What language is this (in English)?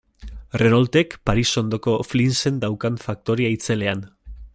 Basque